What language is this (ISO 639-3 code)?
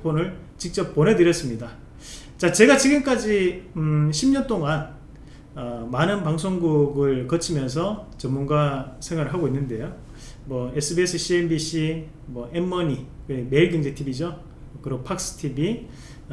kor